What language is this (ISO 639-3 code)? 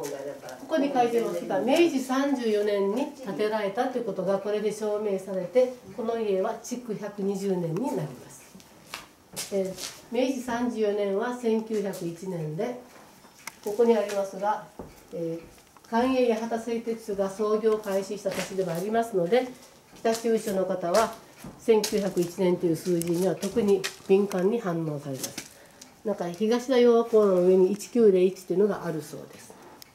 jpn